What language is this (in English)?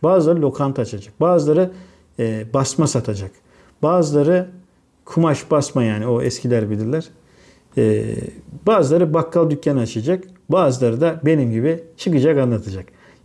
Turkish